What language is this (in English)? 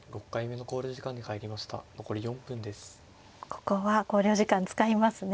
Japanese